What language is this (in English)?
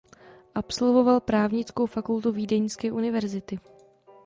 Czech